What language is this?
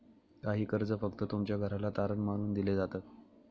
Marathi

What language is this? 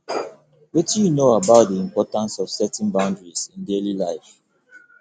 Nigerian Pidgin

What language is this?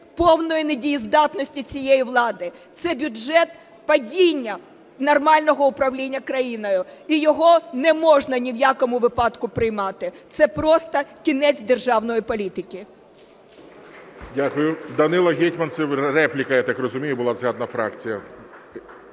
Ukrainian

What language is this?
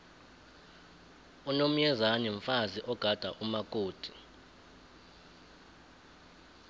South Ndebele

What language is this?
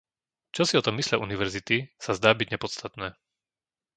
Slovak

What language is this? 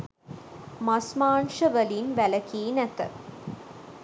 Sinhala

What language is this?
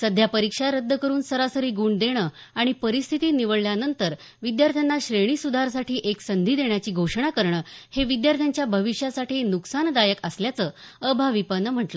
Marathi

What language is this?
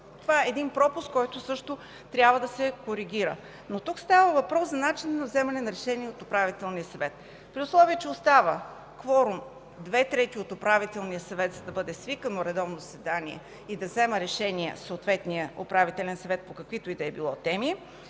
Bulgarian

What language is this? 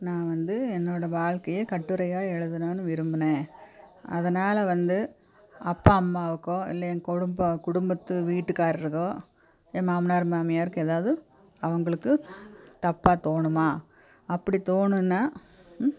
Tamil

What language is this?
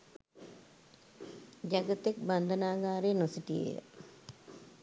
Sinhala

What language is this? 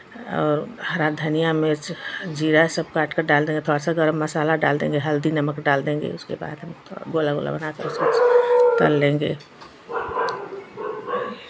Hindi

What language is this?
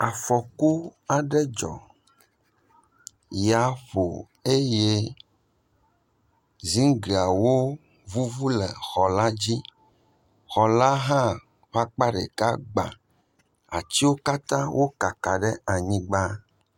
Ewe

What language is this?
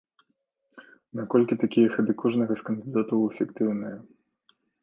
Belarusian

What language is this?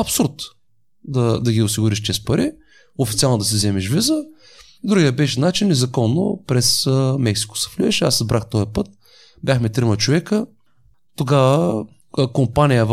Bulgarian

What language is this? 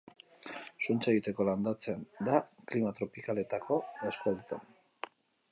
Basque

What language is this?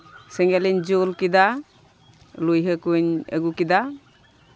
Santali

